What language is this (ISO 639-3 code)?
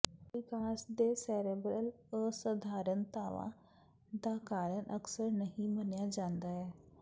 pan